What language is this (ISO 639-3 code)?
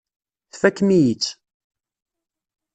kab